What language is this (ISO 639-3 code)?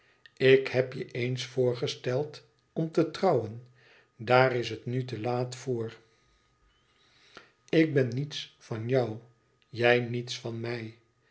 nld